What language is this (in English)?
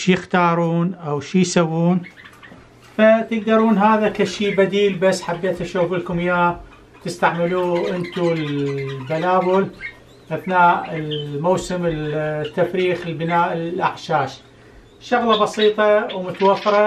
Arabic